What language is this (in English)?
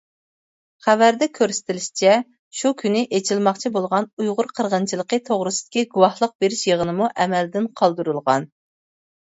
Uyghur